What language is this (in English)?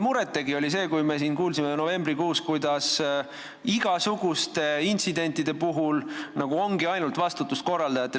Estonian